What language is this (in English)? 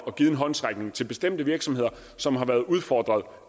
Danish